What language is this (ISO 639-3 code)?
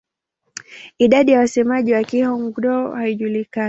swa